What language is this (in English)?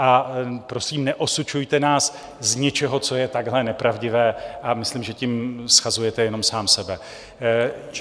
Czech